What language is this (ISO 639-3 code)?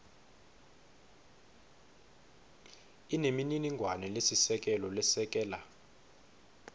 ssw